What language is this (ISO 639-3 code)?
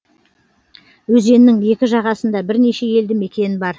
kaz